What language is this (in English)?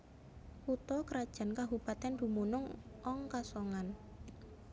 Javanese